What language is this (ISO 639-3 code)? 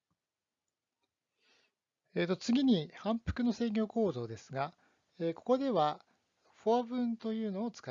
jpn